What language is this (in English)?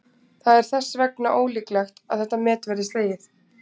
Icelandic